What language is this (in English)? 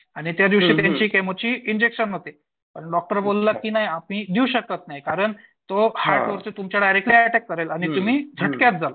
Marathi